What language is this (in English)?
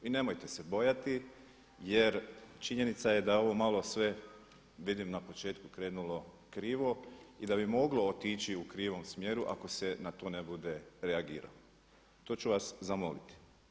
Croatian